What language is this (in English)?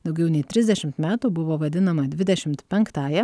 Lithuanian